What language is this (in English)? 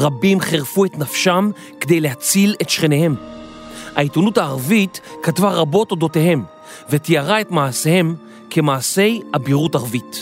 Hebrew